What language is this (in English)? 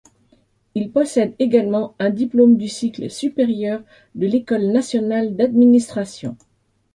French